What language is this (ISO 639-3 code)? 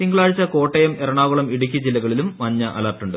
mal